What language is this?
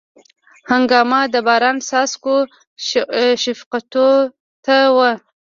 Pashto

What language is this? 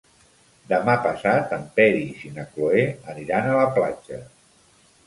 Catalan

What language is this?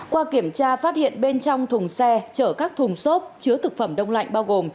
Vietnamese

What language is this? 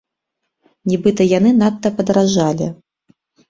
Belarusian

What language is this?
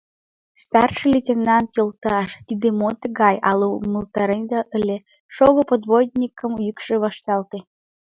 Mari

